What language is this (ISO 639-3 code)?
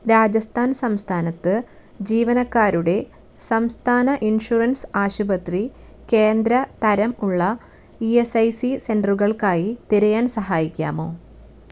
mal